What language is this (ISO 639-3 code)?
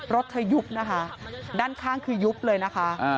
tha